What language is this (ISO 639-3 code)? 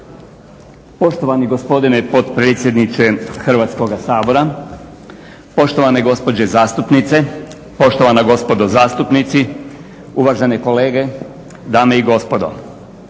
hrv